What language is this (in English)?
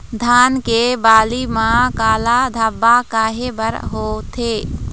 Chhattisgarhi